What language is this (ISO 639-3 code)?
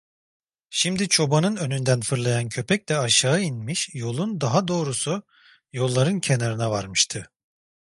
tur